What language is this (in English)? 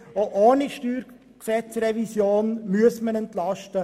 Swiss German